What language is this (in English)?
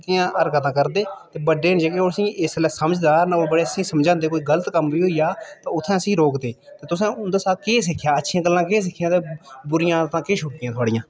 Dogri